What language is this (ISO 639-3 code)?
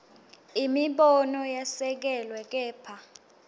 ssw